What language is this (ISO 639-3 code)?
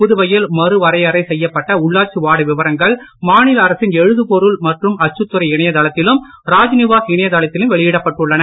tam